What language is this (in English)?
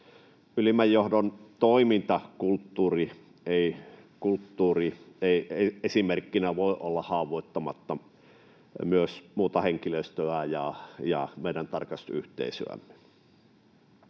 Finnish